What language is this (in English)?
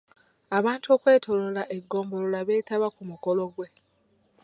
Ganda